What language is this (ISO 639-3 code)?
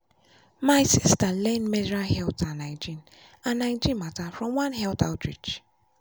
pcm